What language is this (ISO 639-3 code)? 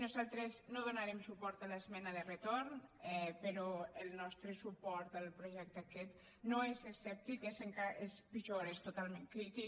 cat